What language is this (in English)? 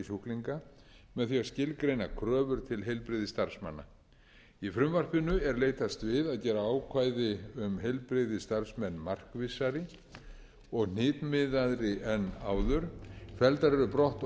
Icelandic